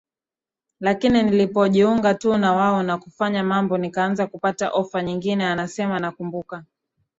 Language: Swahili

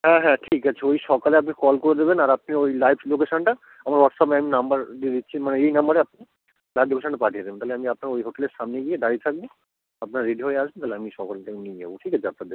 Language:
Bangla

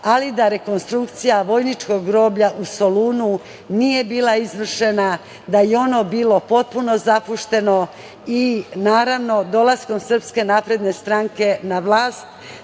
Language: Serbian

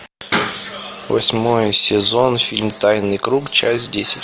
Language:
Russian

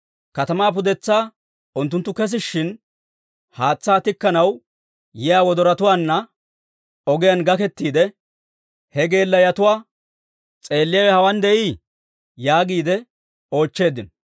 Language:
Dawro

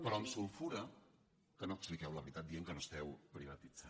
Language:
Catalan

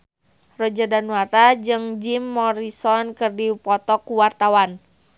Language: Sundanese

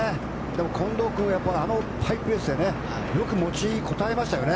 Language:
Japanese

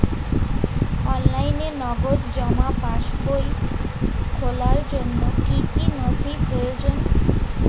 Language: Bangla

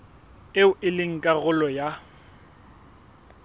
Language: Southern Sotho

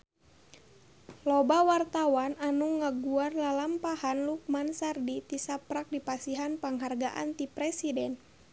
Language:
Sundanese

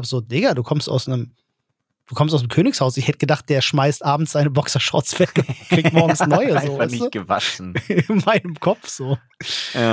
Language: German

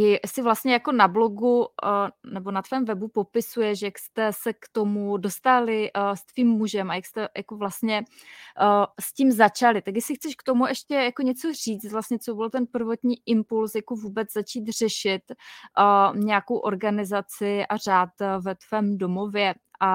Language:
Czech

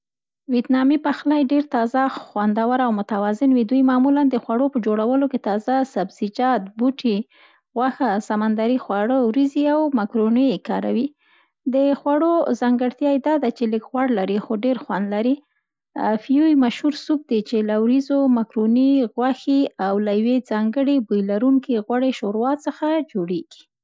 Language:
Central Pashto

